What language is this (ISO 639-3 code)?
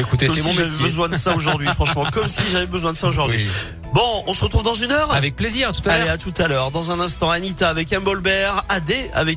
fra